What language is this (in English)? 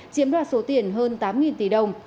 Vietnamese